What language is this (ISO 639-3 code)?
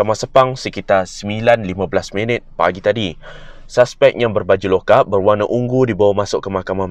msa